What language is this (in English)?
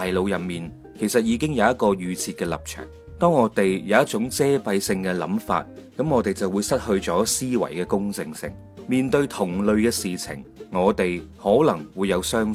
Chinese